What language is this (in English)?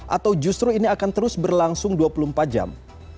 Indonesian